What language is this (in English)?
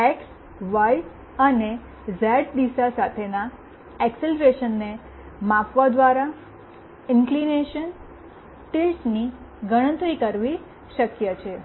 Gujarati